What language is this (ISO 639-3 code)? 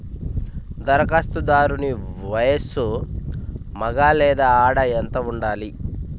tel